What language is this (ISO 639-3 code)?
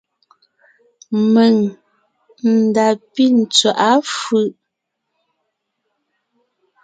nnh